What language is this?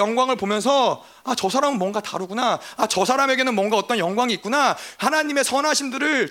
Korean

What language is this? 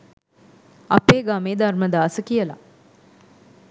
Sinhala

